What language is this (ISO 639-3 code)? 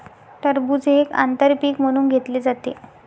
mar